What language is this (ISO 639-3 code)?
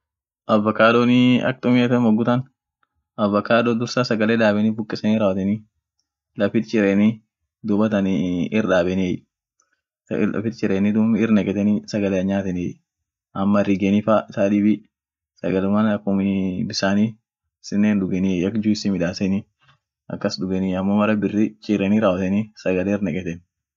orc